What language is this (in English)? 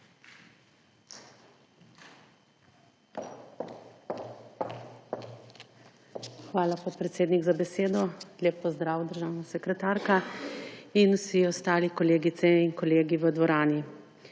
Slovenian